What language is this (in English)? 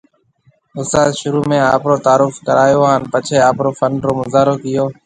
Marwari (Pakistan)